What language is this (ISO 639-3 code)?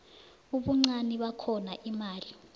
nbl